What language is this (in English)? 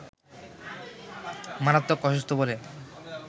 Bangla